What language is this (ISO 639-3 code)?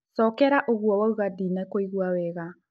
kik